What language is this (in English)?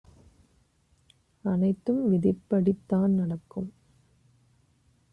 Tamil